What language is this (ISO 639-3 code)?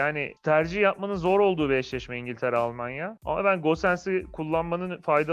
tur